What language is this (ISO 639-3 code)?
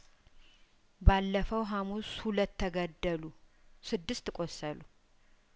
amh